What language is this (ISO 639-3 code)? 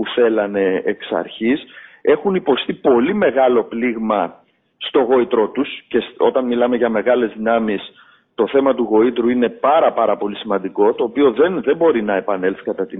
ell